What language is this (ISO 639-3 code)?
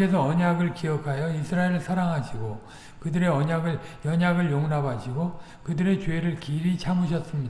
kor